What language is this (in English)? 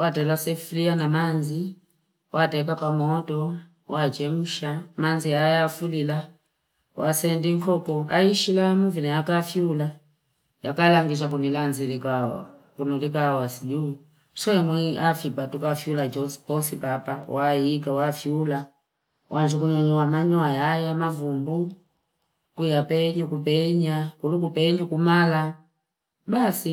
Fipa